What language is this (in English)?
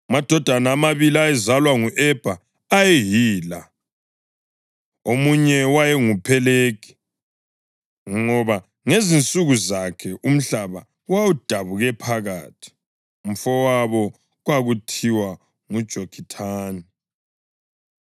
North Ndebele